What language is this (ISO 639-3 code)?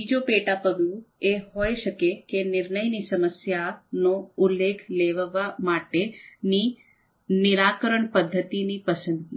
guj